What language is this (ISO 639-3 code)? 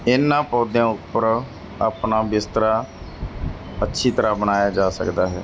pan